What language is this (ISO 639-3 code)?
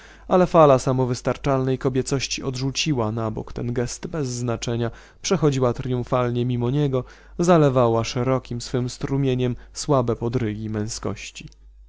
pol